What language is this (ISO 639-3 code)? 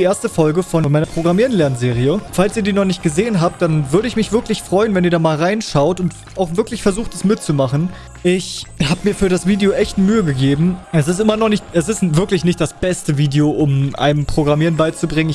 deu